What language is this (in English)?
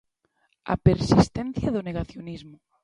Galician